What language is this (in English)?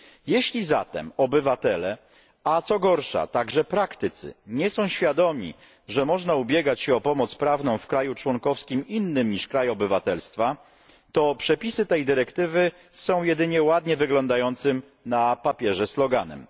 Polish